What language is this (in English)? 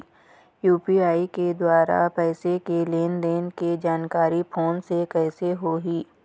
Chhattisgarhi